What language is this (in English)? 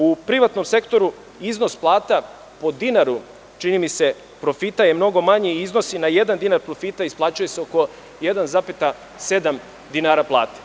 Serbian